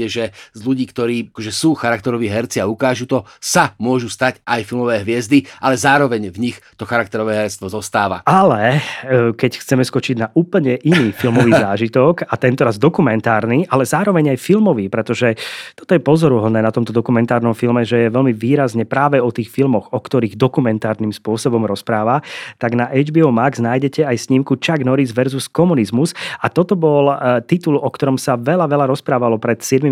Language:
Slovak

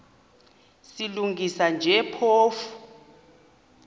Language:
Xhosa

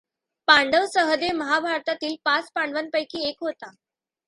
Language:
Marathi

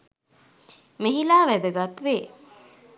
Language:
Sinhala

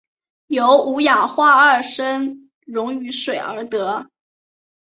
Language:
Chinese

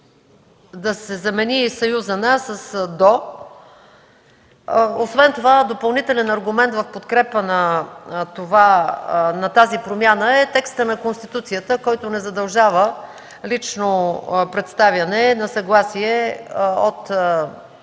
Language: Bulgarian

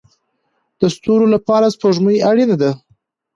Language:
Pashto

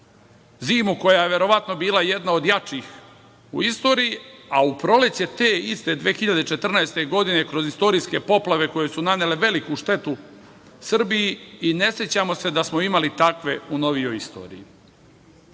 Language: Serbian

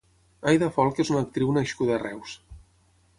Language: Catalan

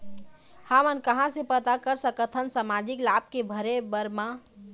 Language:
Chhattisgarhi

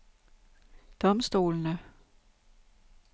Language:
Danish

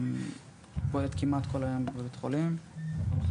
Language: Hebrew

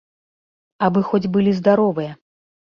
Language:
Belarusian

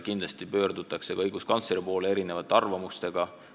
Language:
Estonian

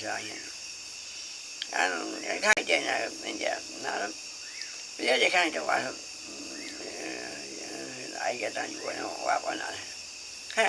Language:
Vietnamese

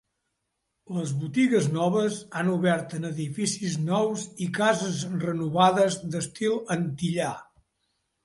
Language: Catalan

